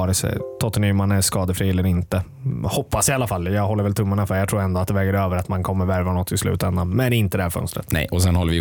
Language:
Swedish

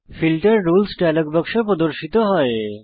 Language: Bangla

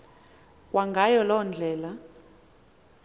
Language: Xhosa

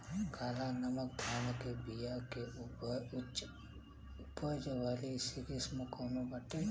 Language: Bhojpuri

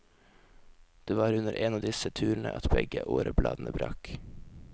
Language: Norwegian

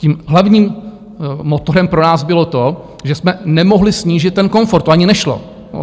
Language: Czech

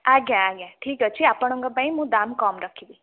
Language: Odia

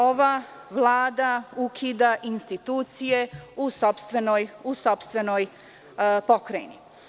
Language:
Serbian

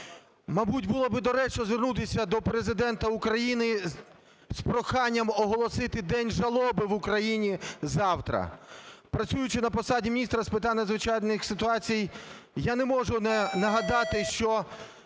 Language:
Ukrainian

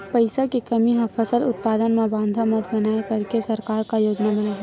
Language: Chhattisgarhi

